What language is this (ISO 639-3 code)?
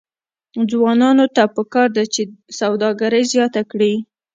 pus